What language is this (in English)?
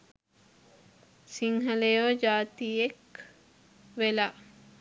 Sinhala